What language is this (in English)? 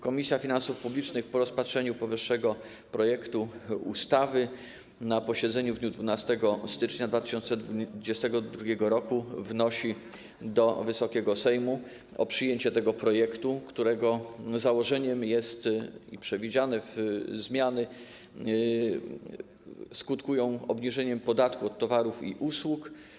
Polish